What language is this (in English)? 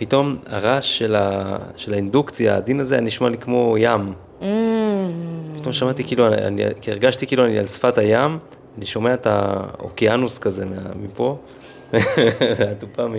Hebrew